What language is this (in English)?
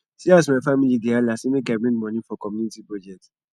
Nigerian Pidgin